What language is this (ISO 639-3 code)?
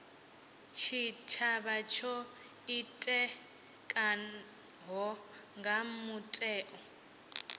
ven